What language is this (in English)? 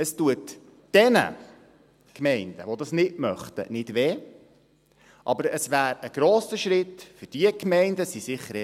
Swiss German